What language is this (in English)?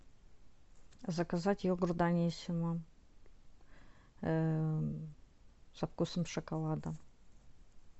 Russian